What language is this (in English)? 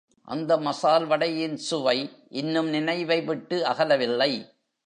Tamil